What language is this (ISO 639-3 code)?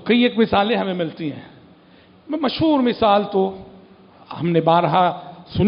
ara